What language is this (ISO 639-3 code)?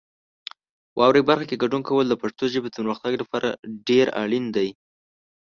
pus